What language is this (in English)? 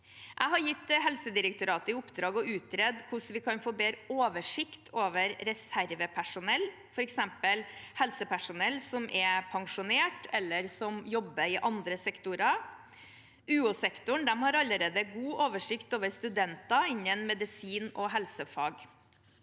Norwegian